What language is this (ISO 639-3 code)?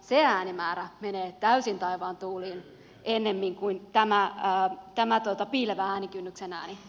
fin